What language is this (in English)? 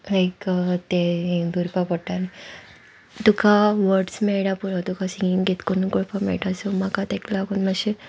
Konkani